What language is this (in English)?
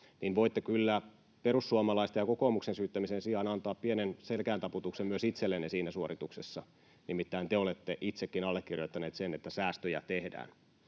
Finnish